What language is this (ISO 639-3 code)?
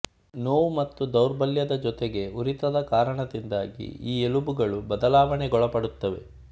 kan